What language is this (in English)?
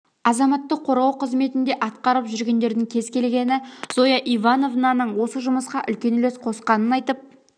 Kazakh